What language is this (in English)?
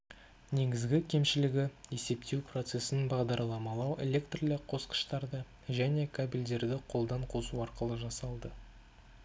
Kazakh